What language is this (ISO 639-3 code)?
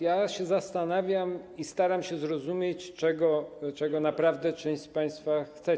pol